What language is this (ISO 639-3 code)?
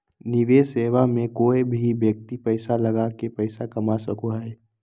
mag